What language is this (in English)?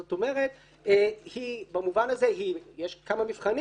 Hebrew